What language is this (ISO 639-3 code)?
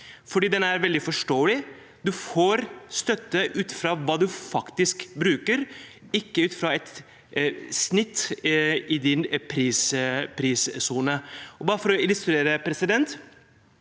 nor